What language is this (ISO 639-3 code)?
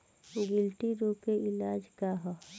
bho